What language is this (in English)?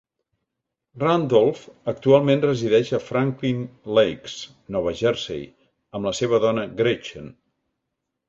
Catalan